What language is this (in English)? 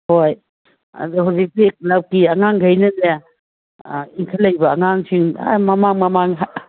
Manipuri